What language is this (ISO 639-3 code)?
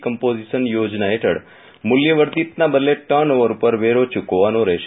guj